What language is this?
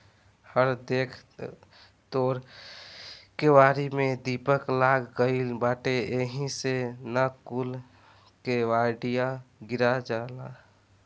Bhojpuri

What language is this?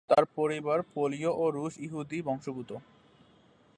Bangla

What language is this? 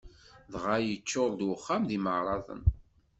Kabyle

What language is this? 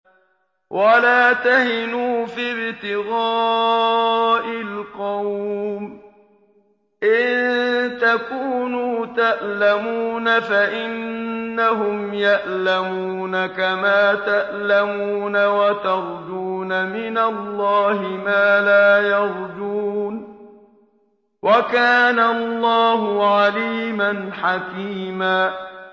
Arabic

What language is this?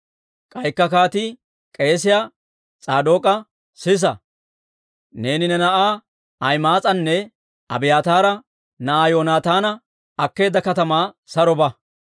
Dawro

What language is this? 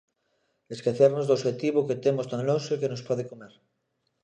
Galician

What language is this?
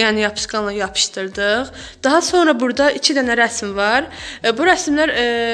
Turkish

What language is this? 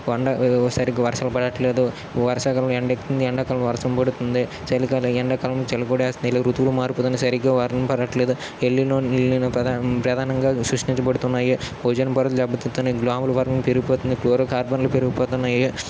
Telugu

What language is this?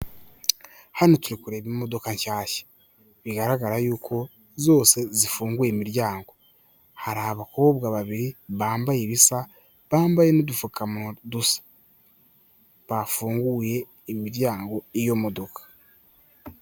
Kinyarwanda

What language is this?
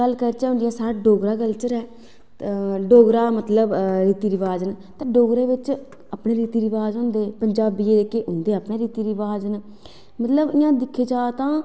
Dogri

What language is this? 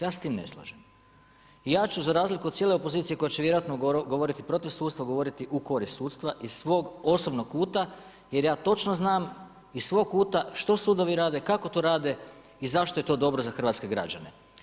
Croatian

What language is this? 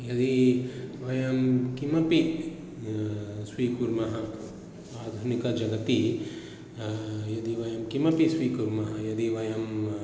Sanskrit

